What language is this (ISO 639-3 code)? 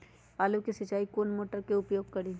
mag